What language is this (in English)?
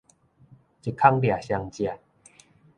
Min Nan Chinese